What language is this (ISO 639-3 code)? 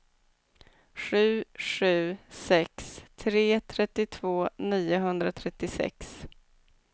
swe